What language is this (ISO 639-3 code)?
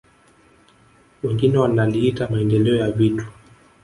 swa